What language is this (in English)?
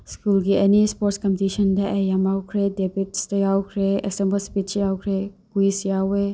Manipuri